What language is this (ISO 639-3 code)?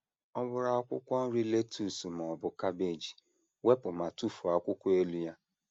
ibo